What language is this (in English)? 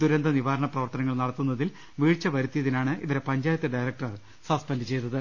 Malayalam